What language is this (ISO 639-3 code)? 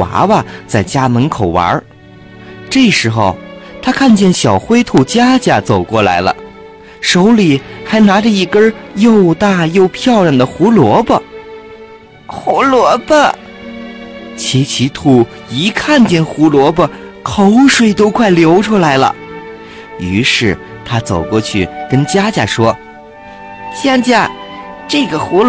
zho